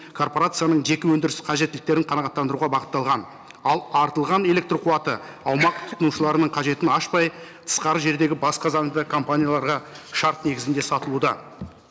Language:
Kazakh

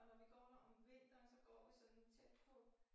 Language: Danish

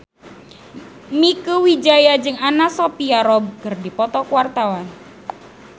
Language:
Sundanese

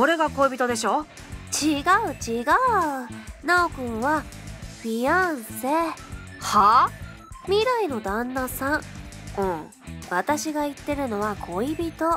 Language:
Japanese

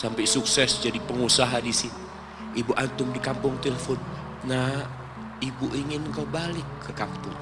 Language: Indonesian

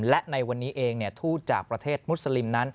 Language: Thai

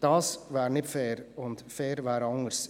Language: Swiss German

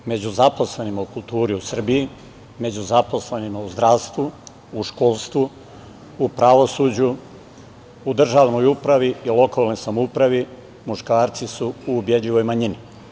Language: Serbian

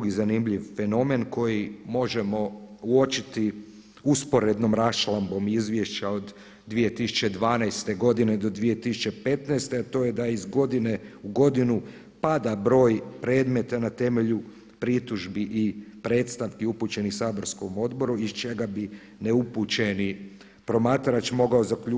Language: Croatian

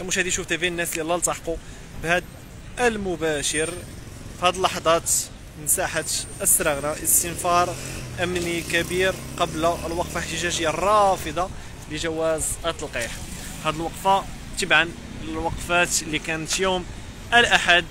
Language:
Arabic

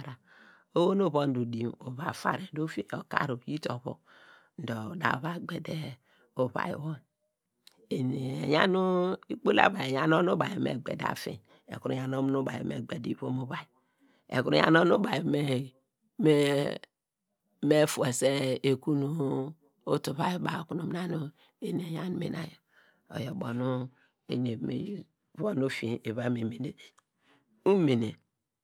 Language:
Degema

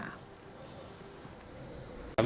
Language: Indonesian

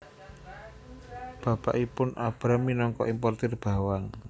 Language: Javanese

